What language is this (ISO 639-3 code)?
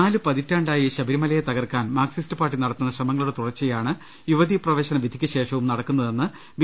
mal